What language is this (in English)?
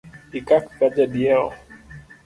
Luo (Kenya and Tanzania)